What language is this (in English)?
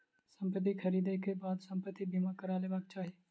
Maithili